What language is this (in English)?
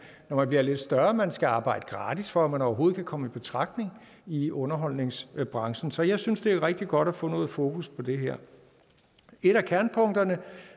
Danish